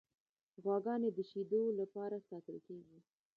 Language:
Pashto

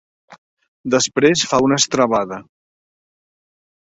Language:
Catalan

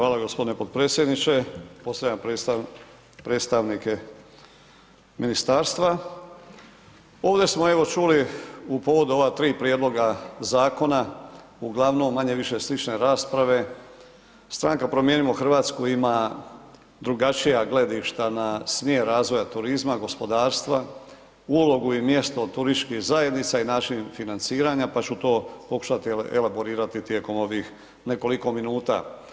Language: Croatian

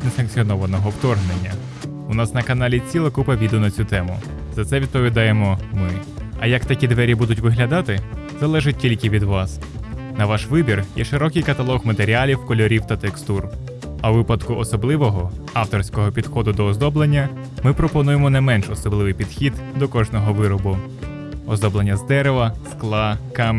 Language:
Ukrainian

